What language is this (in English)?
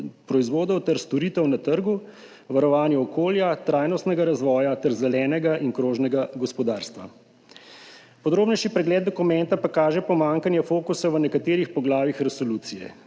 Slovenian